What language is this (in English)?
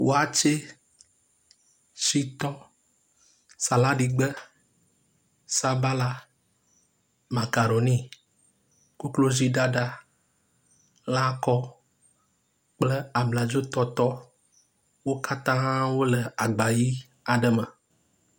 Ewe